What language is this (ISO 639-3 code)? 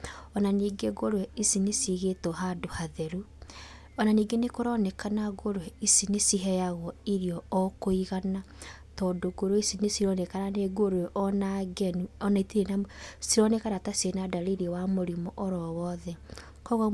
kik